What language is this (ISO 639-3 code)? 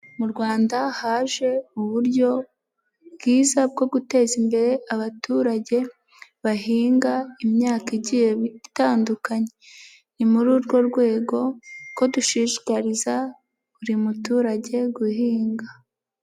kin